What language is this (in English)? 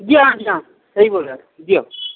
Urdu